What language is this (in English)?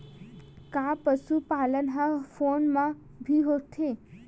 Chhattisgarhi